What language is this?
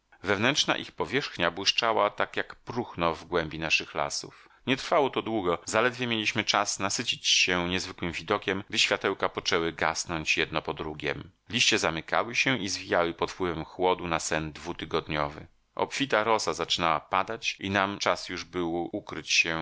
Polish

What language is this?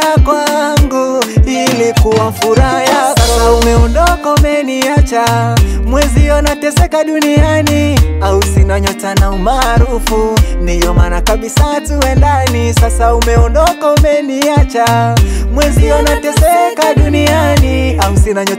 Romanian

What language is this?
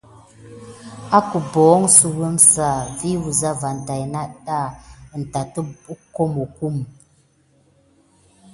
Gidar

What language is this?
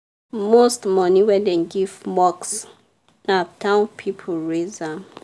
Nigerian Pidgin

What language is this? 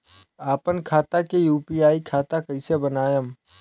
Bhojpuri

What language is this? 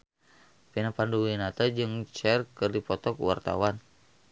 Sundanese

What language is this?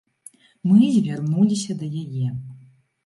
Belarusian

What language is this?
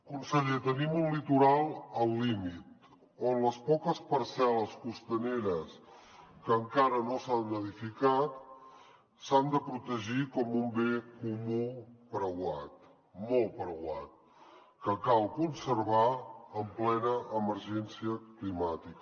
Catalan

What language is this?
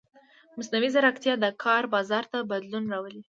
Pashto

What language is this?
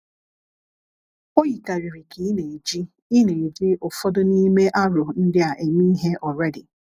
Igbo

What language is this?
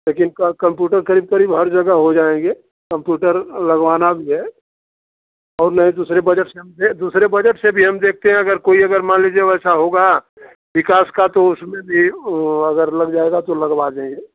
Hindi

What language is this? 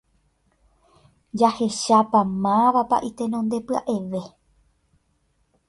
Guarani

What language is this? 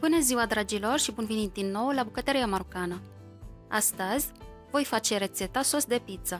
Romanian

